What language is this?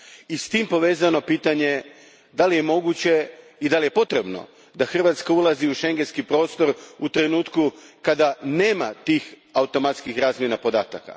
Croatian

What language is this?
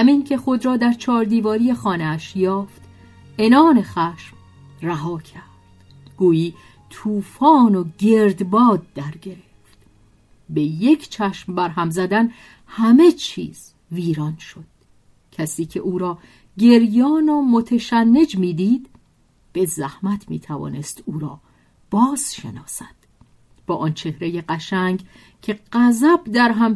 Persian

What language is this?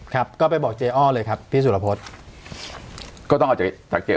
Thai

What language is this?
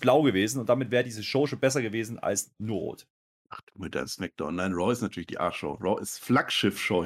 German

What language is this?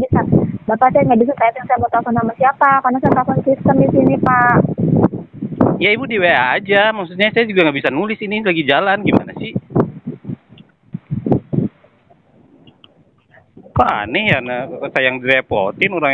Indonesian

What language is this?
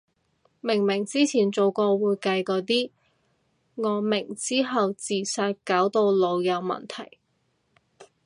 Cantonese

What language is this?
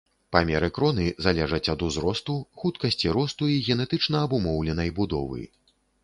Belarusian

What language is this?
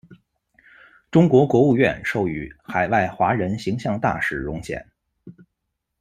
Chinese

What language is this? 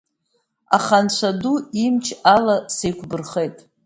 Abkhazian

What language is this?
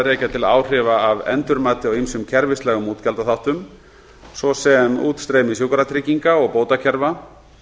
Icelandic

